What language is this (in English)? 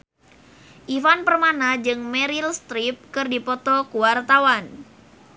Sundanese